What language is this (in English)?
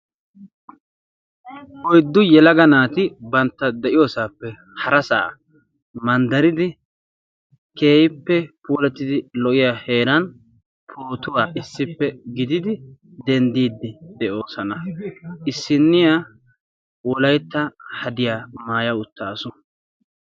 Wolaytta